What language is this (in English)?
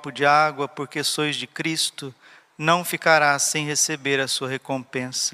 Portuguese